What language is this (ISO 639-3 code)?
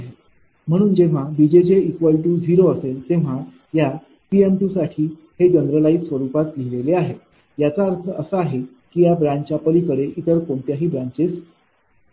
mar